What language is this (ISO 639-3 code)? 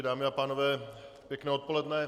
ces